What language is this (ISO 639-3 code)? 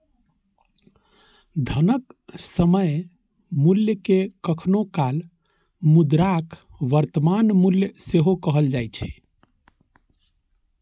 mai